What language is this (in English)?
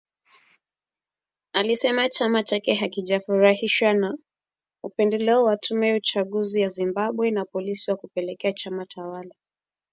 Swahili